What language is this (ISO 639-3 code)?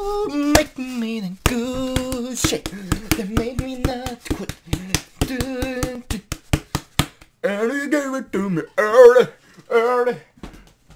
nor